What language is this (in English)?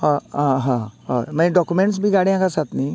Konkani